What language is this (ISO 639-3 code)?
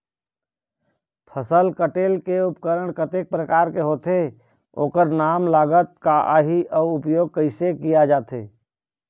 hne